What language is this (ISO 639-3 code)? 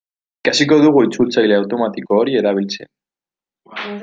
eus